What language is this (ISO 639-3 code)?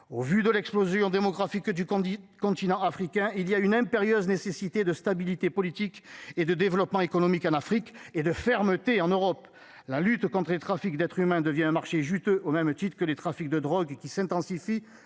fra